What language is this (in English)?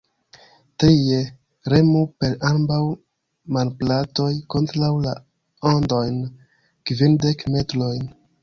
Esperanto